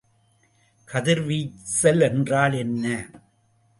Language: Tamil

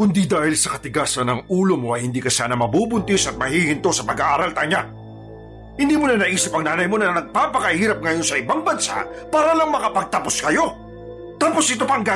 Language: Filipino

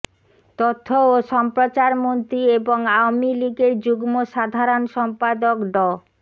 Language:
Bangla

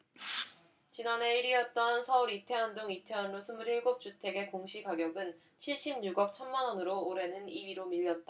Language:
Korean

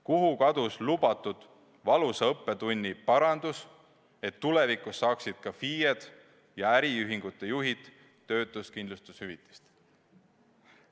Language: Estonian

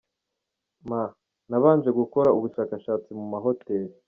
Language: Kinyarwanda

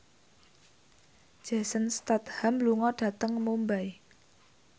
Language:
Javanese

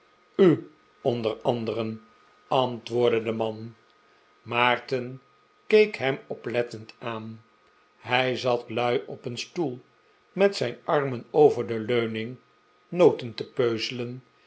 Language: Dutch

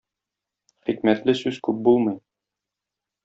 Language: Tatar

